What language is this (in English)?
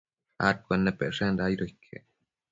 Matsés